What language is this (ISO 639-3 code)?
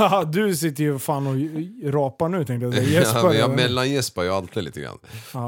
swe